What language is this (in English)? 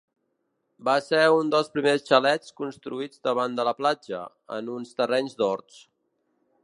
Catalan